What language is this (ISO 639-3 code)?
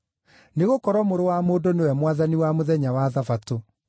kik